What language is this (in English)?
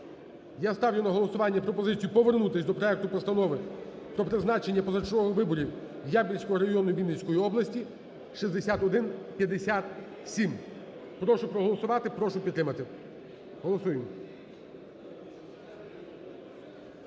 Ukrainian